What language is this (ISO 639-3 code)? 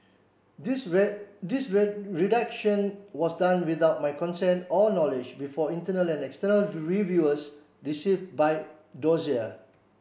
eng